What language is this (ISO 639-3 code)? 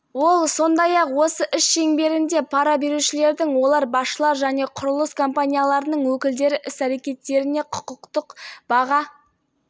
kaz